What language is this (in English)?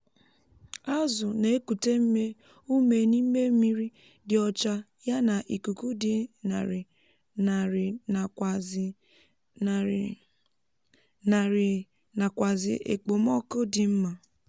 Igbo